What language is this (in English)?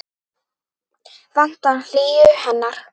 Icelandic